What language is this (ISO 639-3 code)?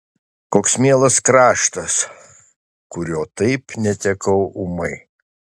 lit